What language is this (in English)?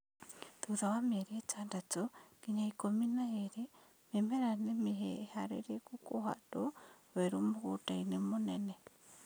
Kikuyu